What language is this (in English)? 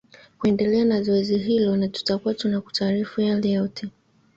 Swahili